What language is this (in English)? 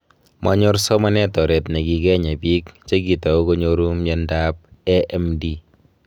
Kalenjin